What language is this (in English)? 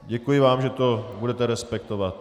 Czech